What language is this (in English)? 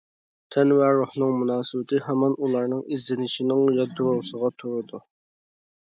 Uyghur